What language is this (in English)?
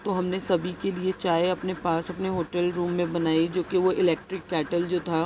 Urdu